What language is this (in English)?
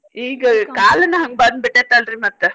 Kannada